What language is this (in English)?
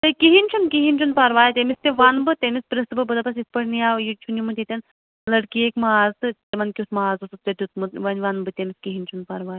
Kashmiri